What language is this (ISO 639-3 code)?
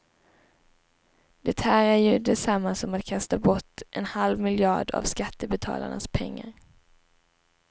swe